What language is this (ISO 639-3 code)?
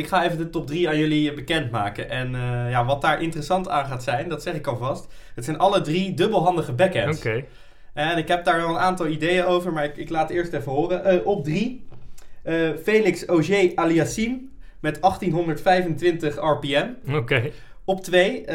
nld